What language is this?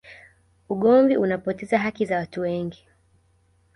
Swahili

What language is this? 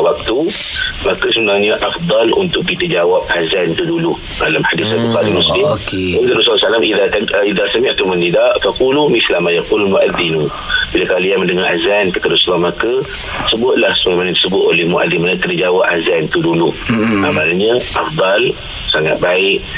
Malay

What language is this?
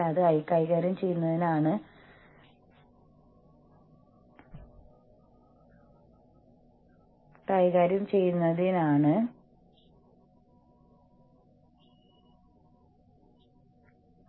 Malayalam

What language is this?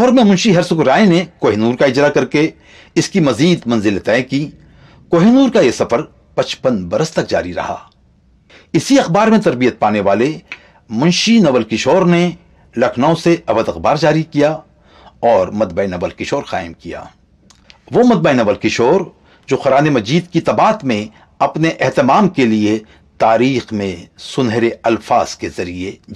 Hindi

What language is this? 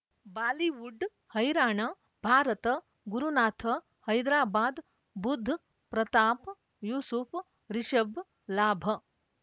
Kannada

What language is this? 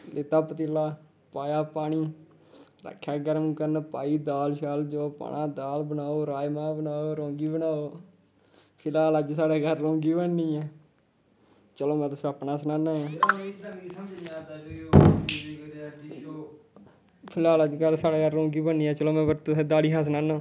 Dogri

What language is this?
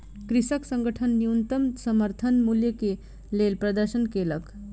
Maithili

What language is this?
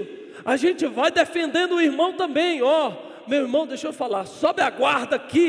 Portuguese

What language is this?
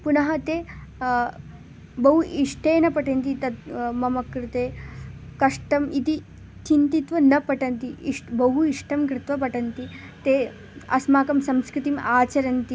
Sanskrit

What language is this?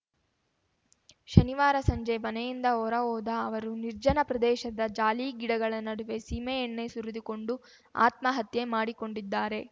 Kannada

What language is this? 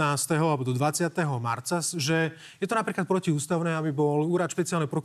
Slovak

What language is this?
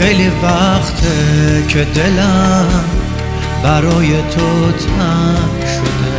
Persian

